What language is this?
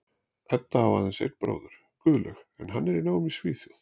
Icelandic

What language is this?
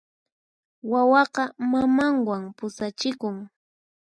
Puno Quechua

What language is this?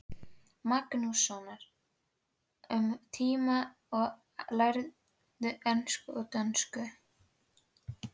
Icelandic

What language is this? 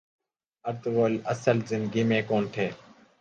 Urdu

